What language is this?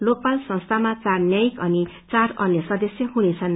Nepali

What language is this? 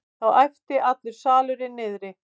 Icelandic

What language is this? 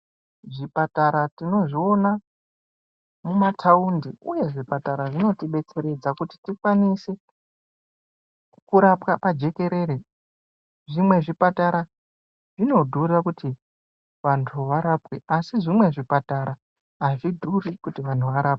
Ndau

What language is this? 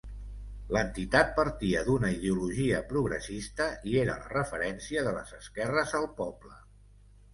Catalan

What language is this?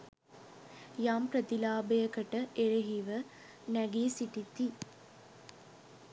Sinhala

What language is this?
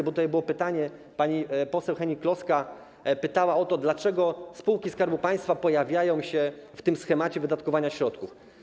Polish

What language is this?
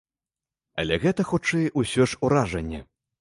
Belarusian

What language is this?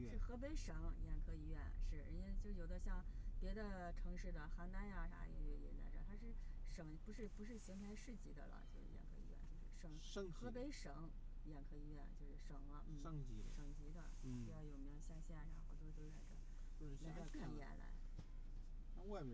Chinese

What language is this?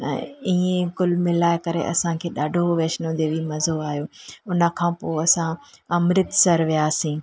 Sindhi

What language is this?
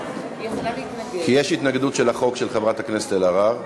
Hebrew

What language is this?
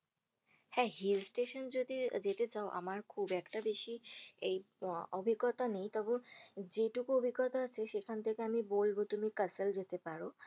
Bangla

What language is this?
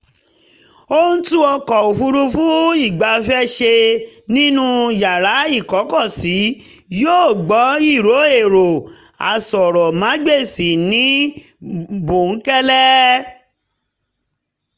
Yoruba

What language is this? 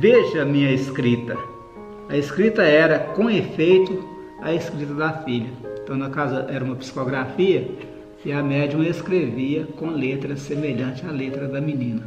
Portuguese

